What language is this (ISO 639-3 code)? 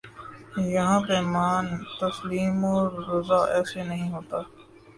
urd